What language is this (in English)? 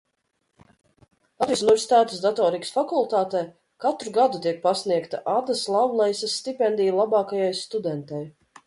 Latvian